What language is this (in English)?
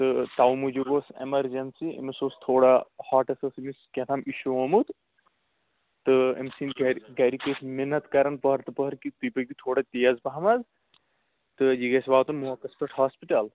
Kashmiri